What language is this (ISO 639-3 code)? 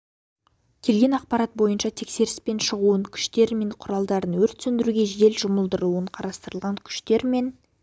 kaz